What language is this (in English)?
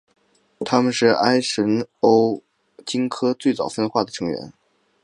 Chinese